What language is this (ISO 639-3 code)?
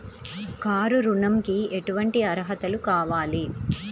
tel